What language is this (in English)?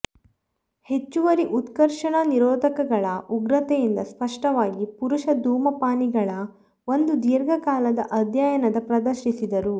Kannada